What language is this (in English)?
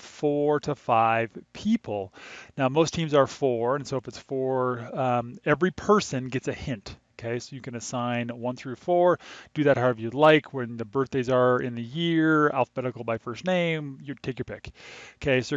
English